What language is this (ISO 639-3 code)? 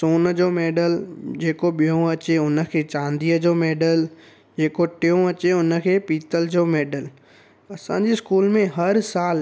snd